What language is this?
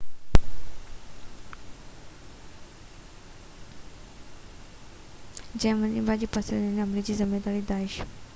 Sindhi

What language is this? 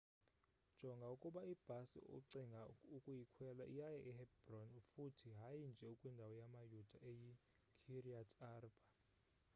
Xhosa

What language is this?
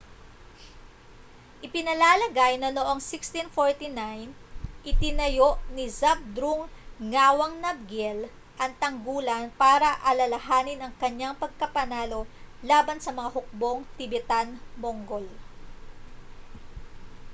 Filipino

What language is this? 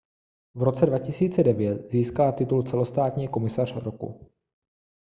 Czech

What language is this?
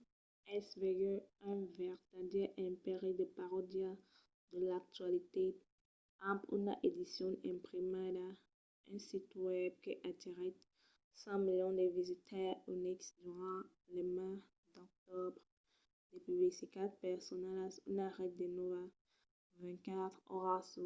Occitan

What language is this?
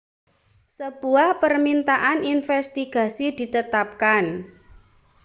Indonesian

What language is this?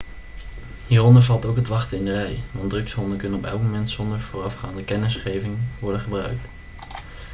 Dutch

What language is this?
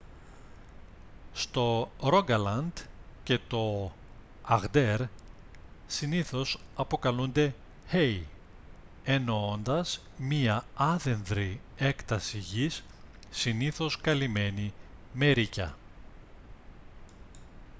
Greek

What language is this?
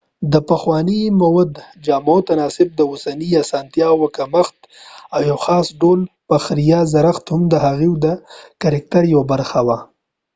Pashto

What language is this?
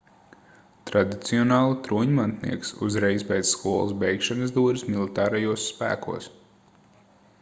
Latvian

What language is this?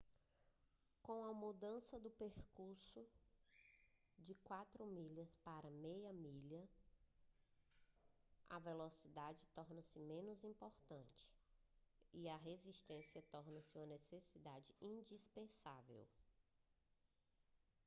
Portuguese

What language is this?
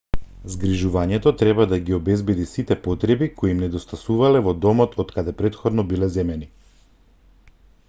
Macedonian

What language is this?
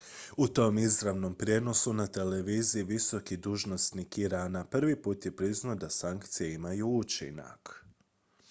Croatian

